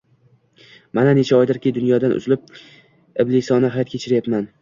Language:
Uzbek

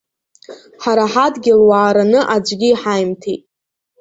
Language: Abkhazian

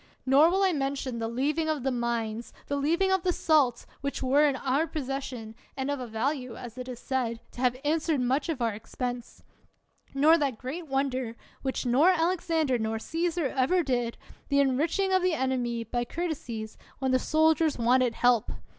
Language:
English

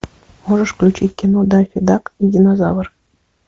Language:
Russian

